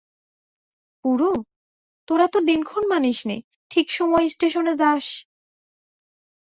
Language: Bangla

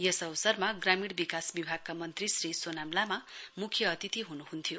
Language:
Nepali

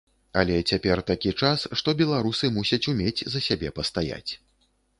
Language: Belarusian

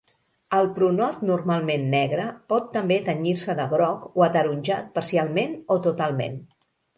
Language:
Catalan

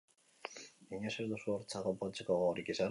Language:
Basque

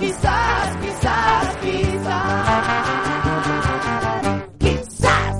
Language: Spanish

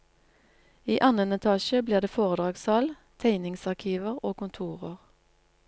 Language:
Norwegian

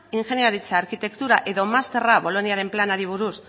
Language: Basque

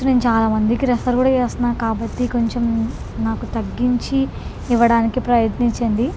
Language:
Telugu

